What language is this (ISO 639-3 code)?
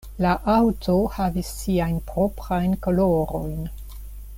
epo